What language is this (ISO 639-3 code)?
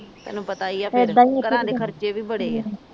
pan